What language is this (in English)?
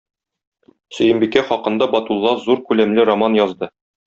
Tatar